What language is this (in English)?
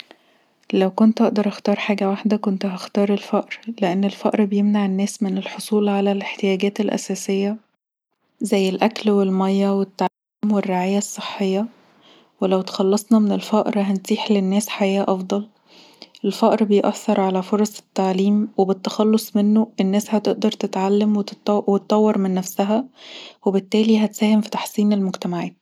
Egyptian Arabic